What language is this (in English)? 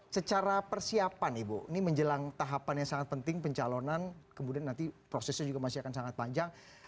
Indonesian